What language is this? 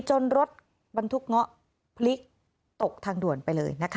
Thai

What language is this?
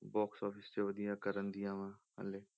Punjabi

